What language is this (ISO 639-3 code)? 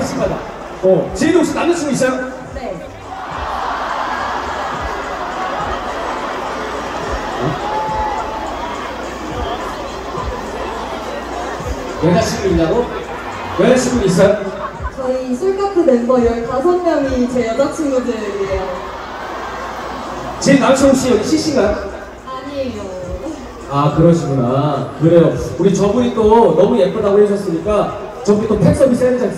kor